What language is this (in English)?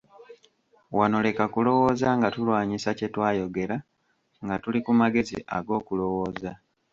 Ganda